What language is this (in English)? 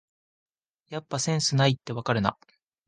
Japanese